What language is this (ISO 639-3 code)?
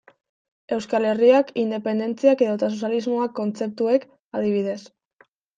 eus